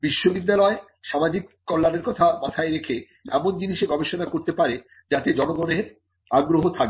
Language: Bangla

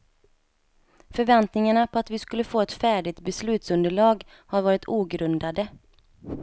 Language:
Swedish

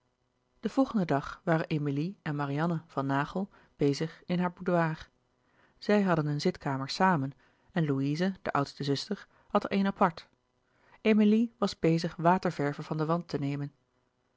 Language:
Dutch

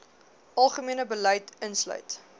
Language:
Afrikaans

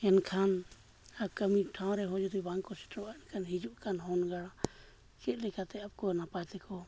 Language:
Santali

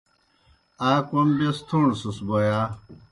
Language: Kohistani Shina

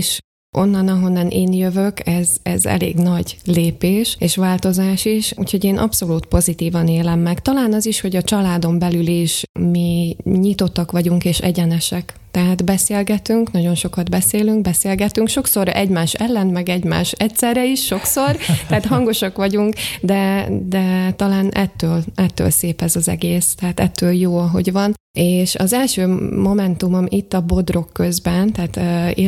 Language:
Hungarian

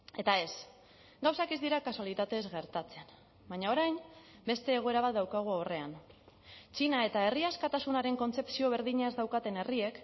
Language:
Basque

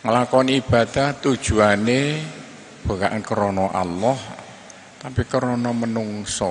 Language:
Indonesian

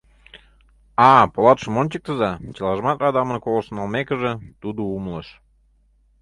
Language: Mari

